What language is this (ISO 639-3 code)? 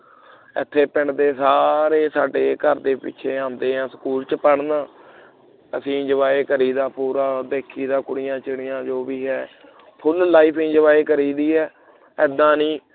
pan